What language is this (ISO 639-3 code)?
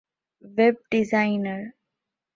div